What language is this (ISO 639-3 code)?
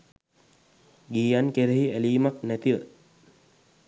sin